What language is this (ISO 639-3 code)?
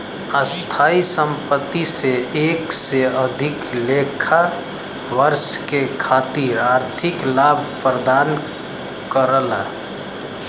bho